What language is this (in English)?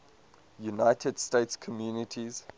English